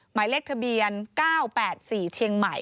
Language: Thai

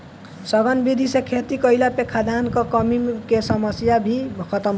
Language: Bhojpuri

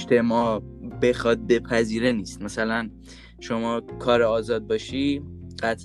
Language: Persian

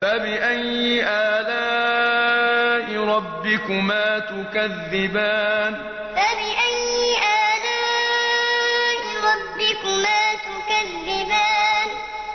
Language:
Arabic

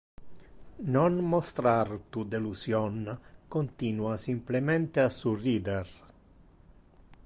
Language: Interlingua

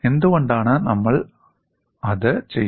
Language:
Malayalam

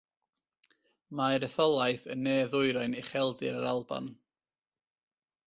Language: Welsh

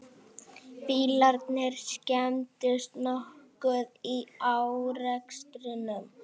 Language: Icelandic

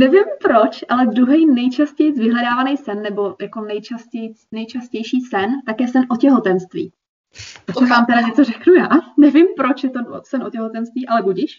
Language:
Czech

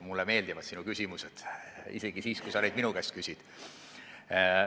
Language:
Estonian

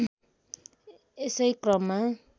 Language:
Nepali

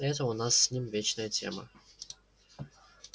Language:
Russian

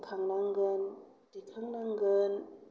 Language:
Bodo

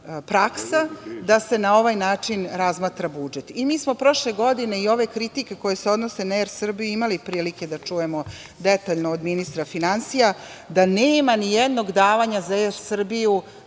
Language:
Serbian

